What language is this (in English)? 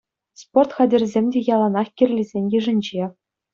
Chuvash